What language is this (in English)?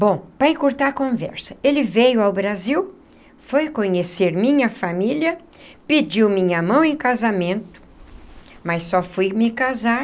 Portuguese